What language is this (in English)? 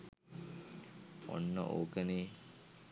Sinhala